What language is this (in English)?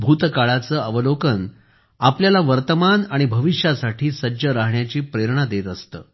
Marathi